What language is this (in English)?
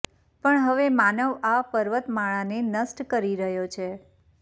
Gujarati